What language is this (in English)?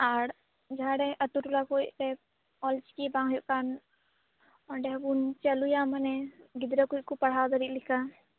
Santali